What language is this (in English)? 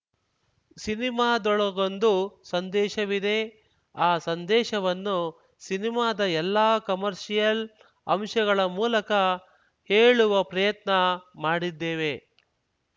Kannada